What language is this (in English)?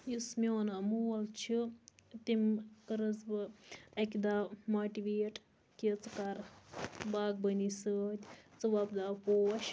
Kashmiri